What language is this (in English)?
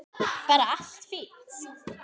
Icelandic